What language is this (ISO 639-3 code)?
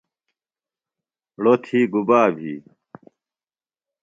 phl